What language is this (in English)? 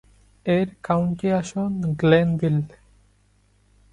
Bangla